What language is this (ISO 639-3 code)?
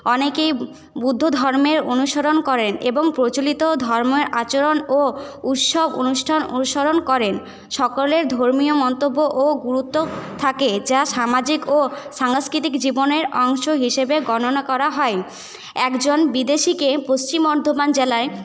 ben